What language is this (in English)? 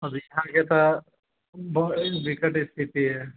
Maithili